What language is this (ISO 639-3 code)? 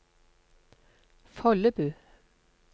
nor